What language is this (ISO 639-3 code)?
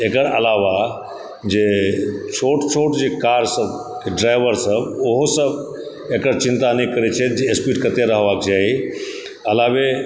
mai